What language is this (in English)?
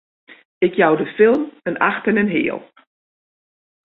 Western Frisian